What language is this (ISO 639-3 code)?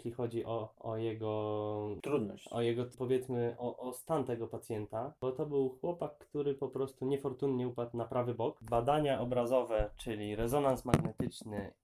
pol